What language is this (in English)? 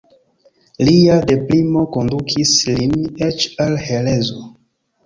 Esperanto